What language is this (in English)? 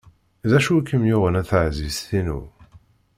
Kabyle